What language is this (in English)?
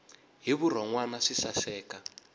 Tsonga